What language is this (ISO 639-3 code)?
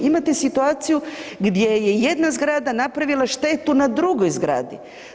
hrv